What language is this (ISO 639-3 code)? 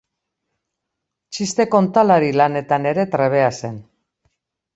eus